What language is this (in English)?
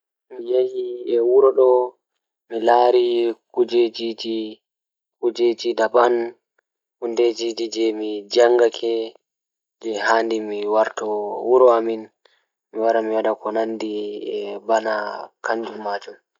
Fula